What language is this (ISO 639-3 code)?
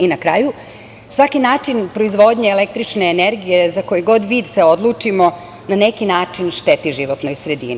srp